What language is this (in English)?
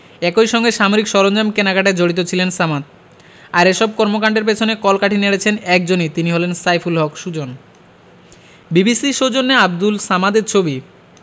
Bangla